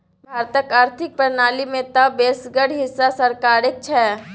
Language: Maithili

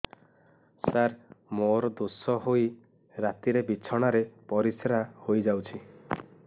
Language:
Odia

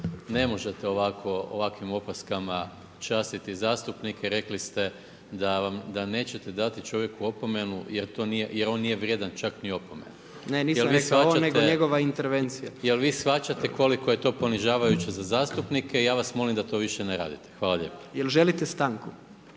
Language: Croatian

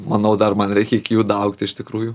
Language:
Lithuanian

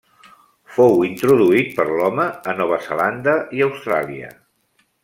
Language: Catalan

